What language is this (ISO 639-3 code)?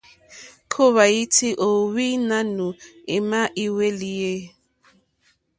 bri